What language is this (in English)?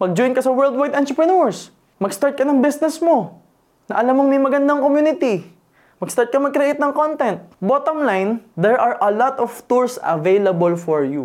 Filipino